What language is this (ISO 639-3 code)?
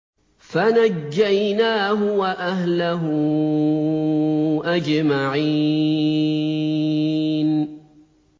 ara